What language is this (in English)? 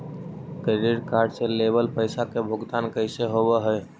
Magahi